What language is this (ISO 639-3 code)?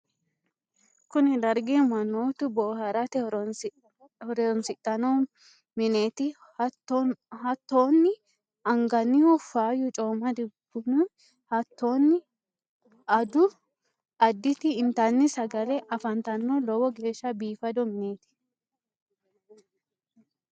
sid